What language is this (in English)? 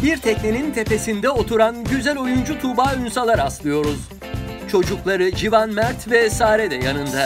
Turkish